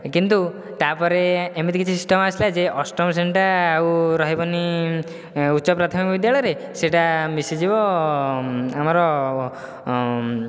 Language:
Odia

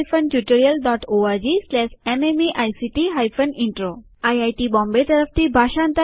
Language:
Gujarati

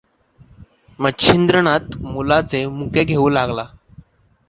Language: Marathi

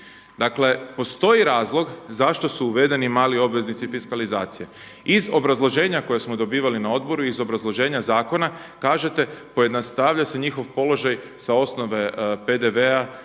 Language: Croatian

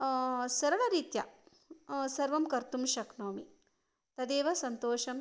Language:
Sanskrit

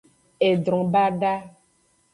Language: Aja (Benin)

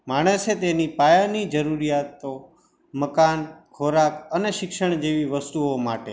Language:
Gujarati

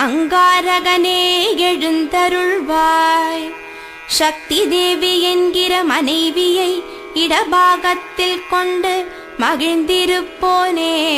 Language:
Tamil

